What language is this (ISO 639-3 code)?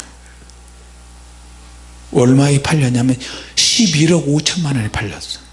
kor